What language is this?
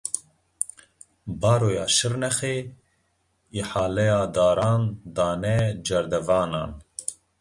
Kurdish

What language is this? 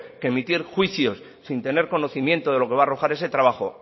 Spanish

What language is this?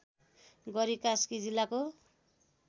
Nepali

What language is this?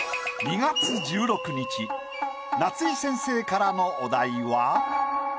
Japanese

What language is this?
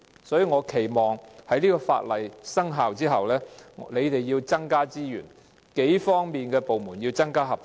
Cantonese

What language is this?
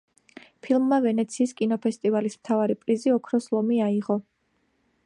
Georgian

